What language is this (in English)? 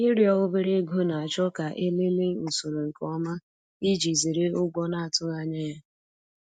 Igbo